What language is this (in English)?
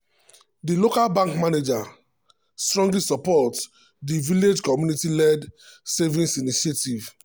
Nigerian Pidgin